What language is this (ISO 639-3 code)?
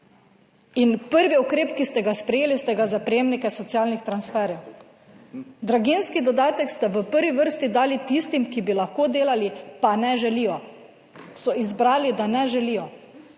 slv